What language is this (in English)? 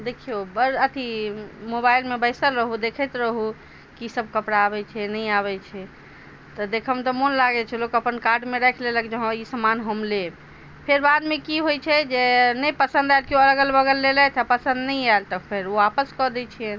Maithili